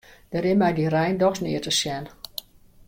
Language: Western Frisian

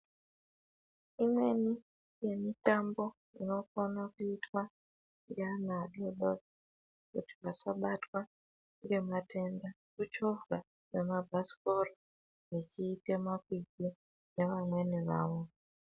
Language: Ndau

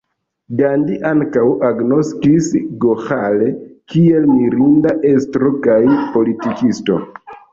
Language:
Esperanto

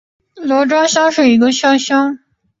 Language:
Chinese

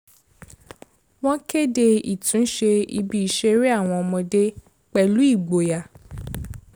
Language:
Yoruba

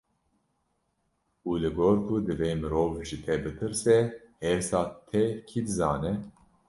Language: Kurdish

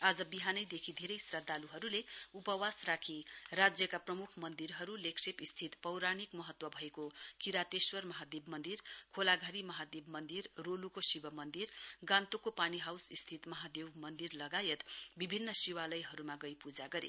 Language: Nepali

